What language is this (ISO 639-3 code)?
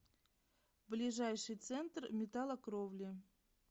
rus